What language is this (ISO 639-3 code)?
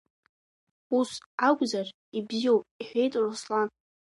abk